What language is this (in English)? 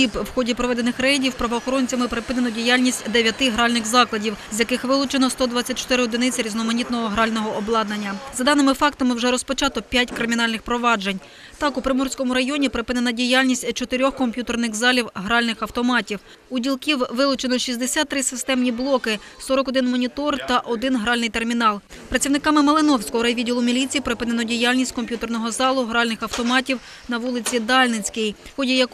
Ukrainian